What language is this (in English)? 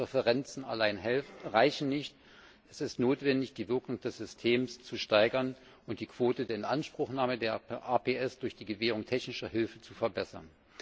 German